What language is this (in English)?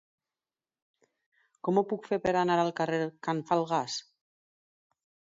Catalan